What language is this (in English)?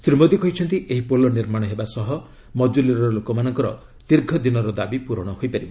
Odia